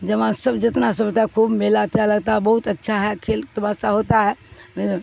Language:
Urdu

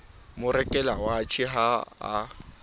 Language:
Southern Sotho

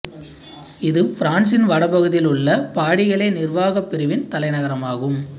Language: Tamil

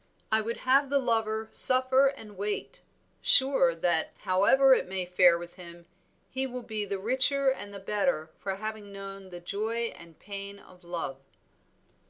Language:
English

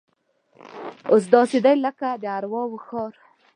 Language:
Pashto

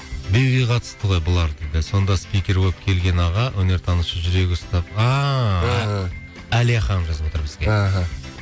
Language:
Kazakh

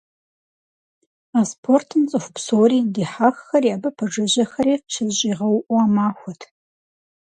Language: Kabardian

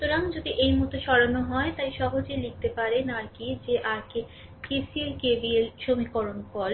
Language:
Bangla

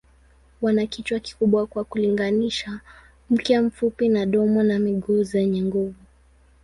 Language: Swahili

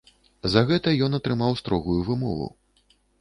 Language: Belarusian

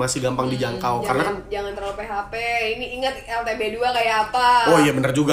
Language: Indonesian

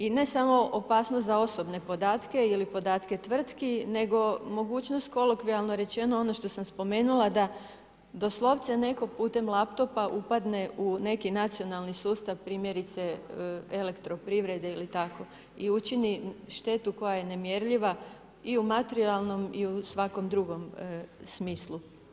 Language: Croatian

